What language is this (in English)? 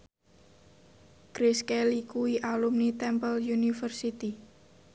Javanese